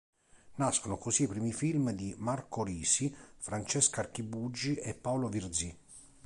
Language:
Italian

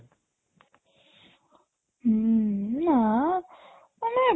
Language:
Odia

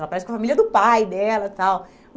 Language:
Portuguese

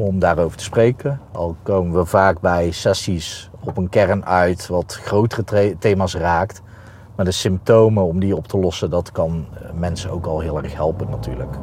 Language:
Dutch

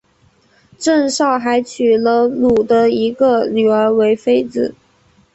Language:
Chinese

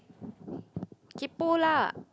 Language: English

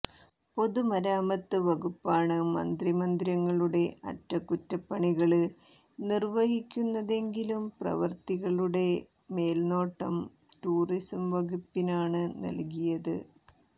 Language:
Malayalam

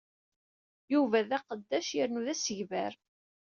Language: Kabyle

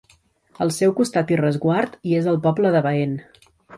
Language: Catalan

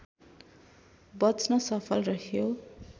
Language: Nepali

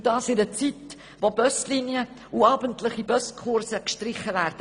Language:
Swiss German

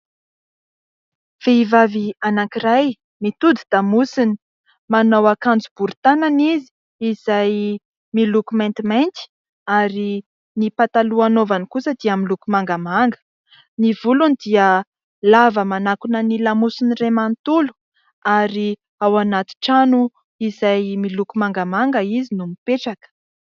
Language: Malagasy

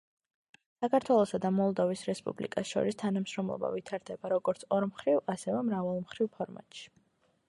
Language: Georgian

